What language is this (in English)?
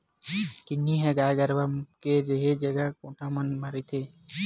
Chhattisgarhi